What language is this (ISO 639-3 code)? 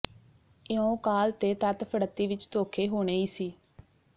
pan